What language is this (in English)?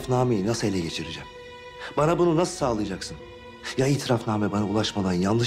Turkish